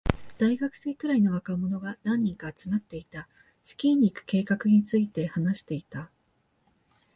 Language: Japanese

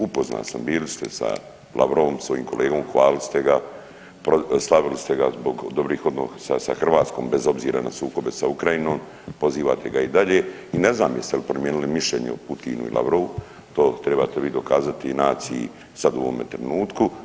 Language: Croatian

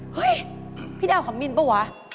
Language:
Thai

